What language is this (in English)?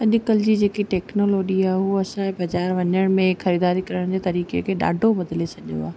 Sindhi